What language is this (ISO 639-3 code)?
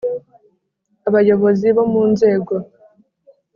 kin